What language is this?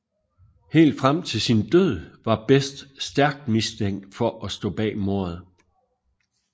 Danish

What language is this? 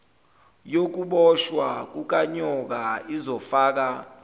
Zulu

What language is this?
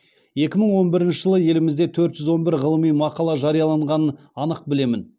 Kazakh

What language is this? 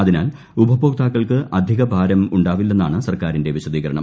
Malayalam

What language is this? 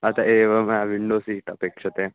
Sanskrit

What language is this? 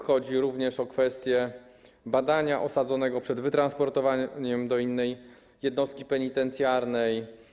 Polish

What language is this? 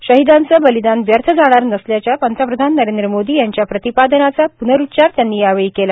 Marathi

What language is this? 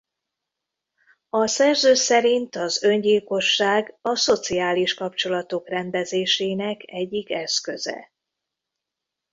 Hungarian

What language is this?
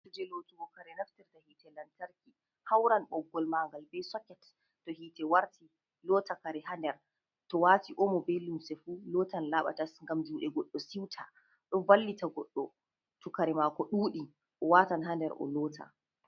Fula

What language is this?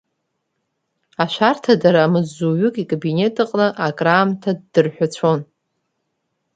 Abkhazian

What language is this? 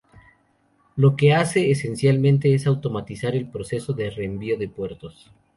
Spanish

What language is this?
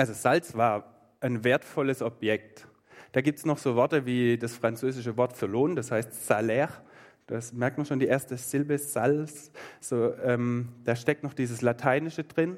German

